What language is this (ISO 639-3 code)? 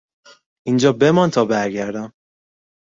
fas